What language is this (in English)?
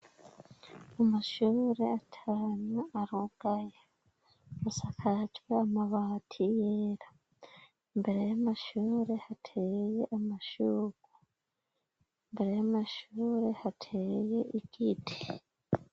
Rundi